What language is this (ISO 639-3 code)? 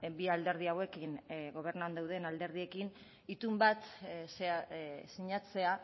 eus